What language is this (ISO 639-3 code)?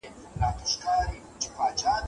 pus